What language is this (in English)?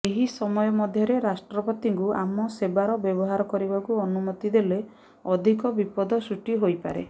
Odia